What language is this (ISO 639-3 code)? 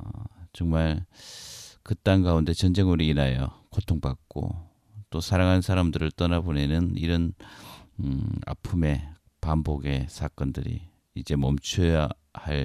kor